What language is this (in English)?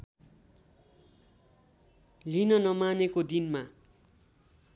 Nepali